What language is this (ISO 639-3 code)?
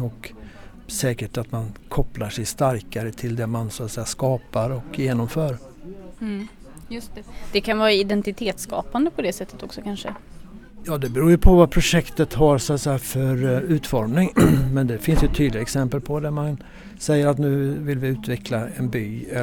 swe